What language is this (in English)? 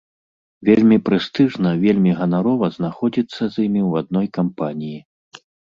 Belarusian